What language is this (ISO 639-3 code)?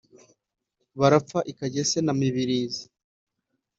kin